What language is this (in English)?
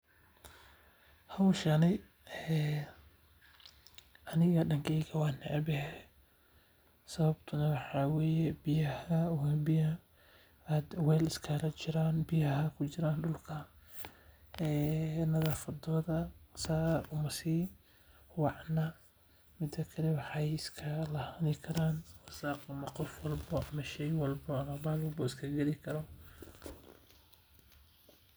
Somali